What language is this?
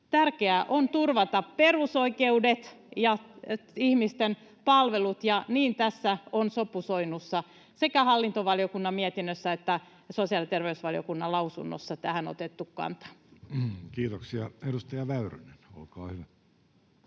Finnish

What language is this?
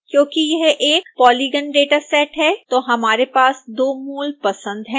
Hindi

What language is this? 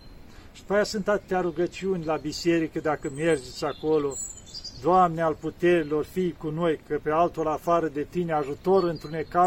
Romanian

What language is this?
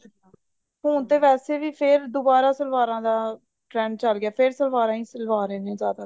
Punjabi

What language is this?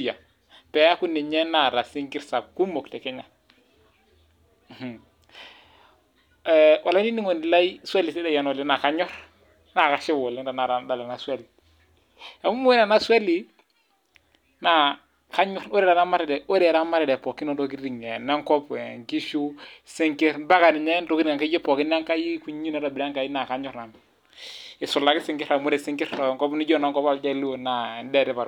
Masai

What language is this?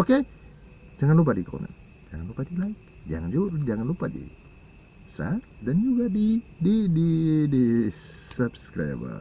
Indonesian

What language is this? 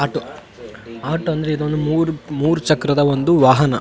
Kannada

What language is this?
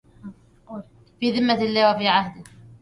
Arabic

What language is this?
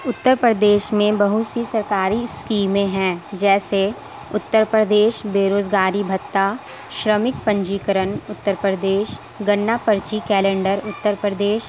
Urdu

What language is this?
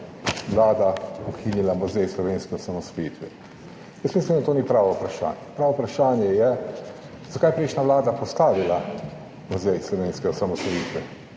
Slovenian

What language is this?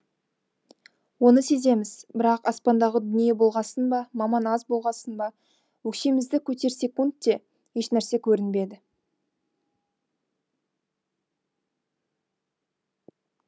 Kazakh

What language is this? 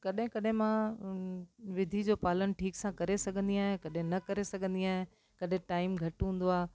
Sindhi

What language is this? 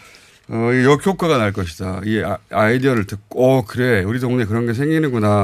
Korean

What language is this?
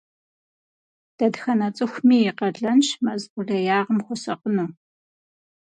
Kabardian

